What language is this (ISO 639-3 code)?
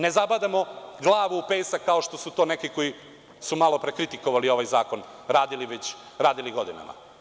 srp